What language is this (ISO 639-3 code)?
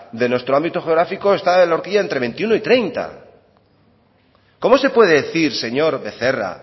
spa